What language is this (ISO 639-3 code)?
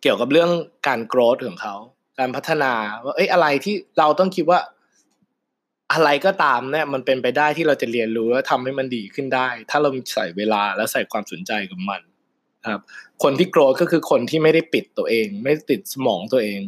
tha